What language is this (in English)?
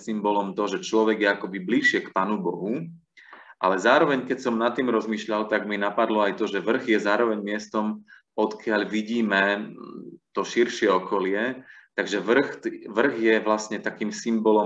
Slovak